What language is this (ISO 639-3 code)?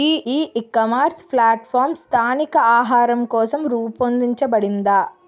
tel